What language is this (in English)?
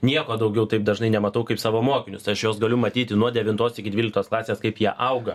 Lithuanian